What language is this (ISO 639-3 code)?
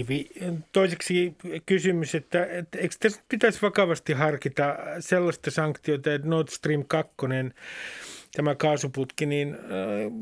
fin